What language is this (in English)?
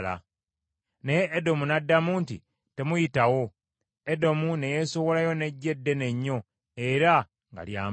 Ganda